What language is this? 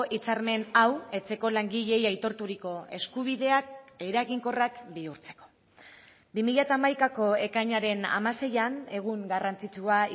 Basque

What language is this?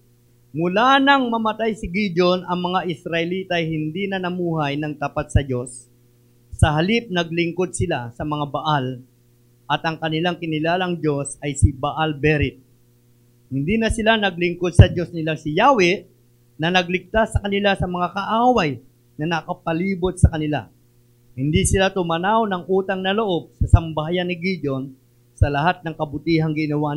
Filipino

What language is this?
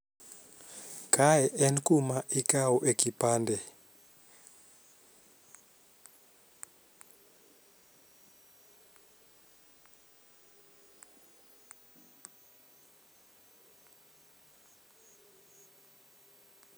Luo (Kenya and Tanzania)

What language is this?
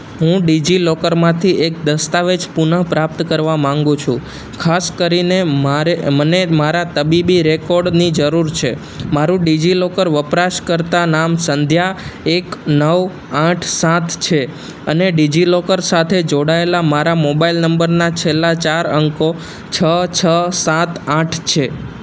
Gujarati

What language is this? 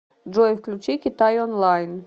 Russian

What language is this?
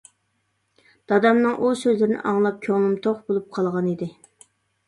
Uyghur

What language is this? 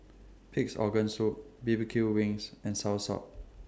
English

